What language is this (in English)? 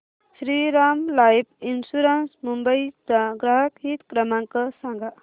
Marathi